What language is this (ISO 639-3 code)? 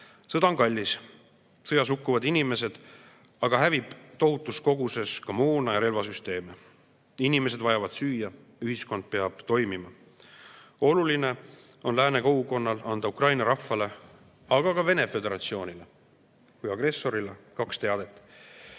est